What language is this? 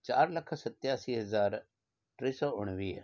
Sindhi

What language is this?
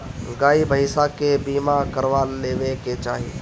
Bhojpuri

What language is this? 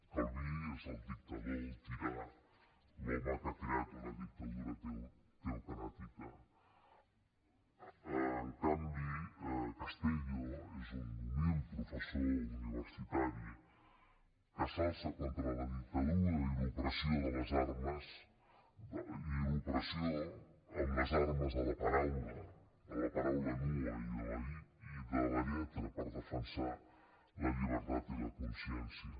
Catalan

